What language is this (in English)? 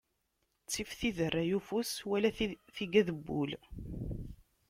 Kabyle